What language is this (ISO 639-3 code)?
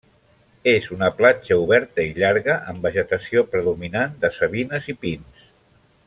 cat